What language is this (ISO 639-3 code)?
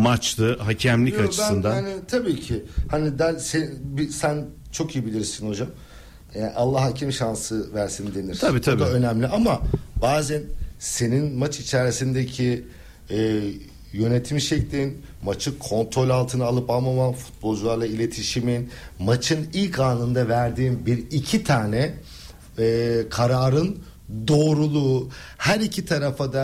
tur